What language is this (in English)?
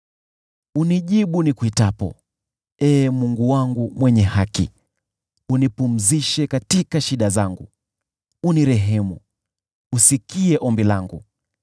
Swahili